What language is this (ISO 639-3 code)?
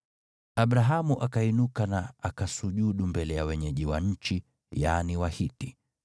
swa